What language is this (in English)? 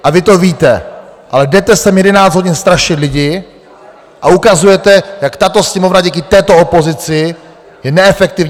Czech